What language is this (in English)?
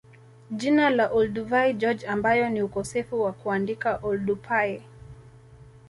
Swahili